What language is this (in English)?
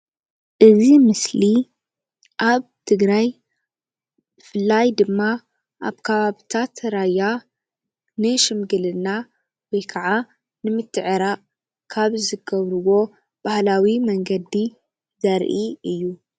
Tigrinya